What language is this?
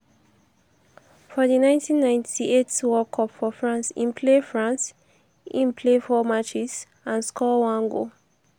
Nigerian Pidgin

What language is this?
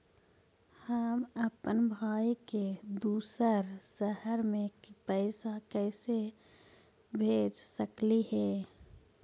Magahi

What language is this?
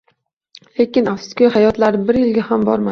Uzbek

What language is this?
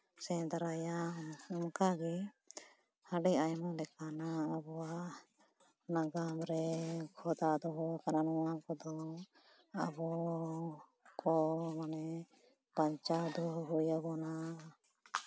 Santali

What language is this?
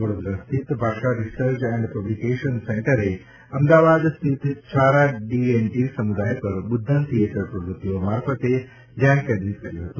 Gujarati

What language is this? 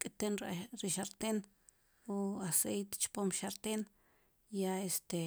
Sipacapense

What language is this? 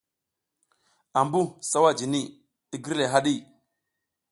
South Giziga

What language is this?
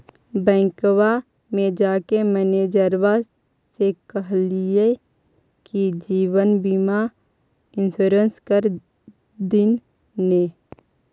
Magahi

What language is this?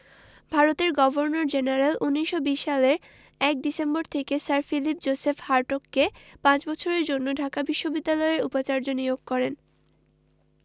Bangla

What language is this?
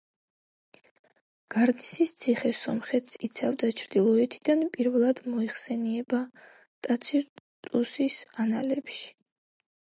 Georgian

